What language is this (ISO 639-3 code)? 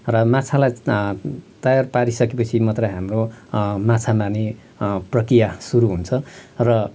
nep